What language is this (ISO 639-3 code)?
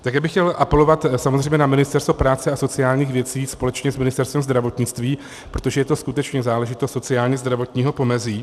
ces